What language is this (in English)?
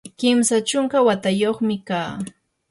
Yanahuanca Pasco Quechua